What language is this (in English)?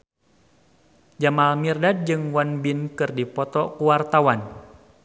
Sundanese